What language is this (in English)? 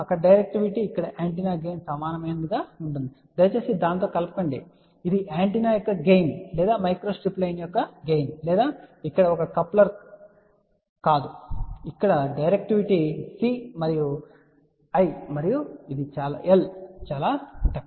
Telugu